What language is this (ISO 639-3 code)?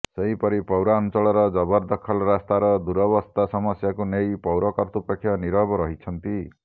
ori